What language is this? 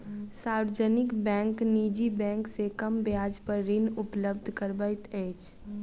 Maithili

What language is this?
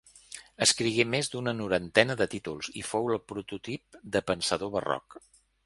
Catalan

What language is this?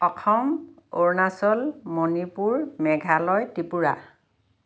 Assamese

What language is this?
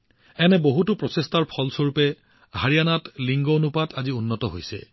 Assamese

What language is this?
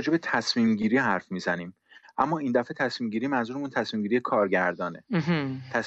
Persian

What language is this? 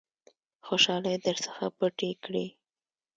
Pashto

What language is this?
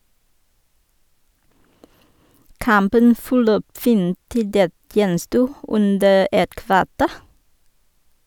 Norwegian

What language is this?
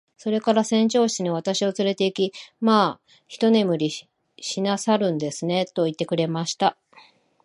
Japanese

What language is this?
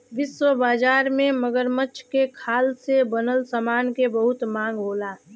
Bhojpuri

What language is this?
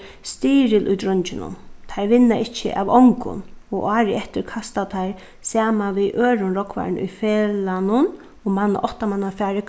Faroese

